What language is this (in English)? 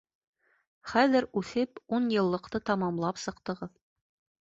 Bashkir